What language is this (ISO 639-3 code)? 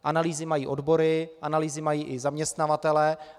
ces